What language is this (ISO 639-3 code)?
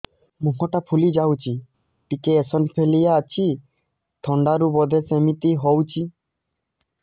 ori